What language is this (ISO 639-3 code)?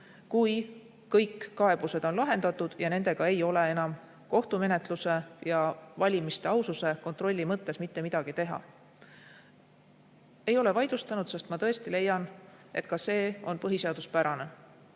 est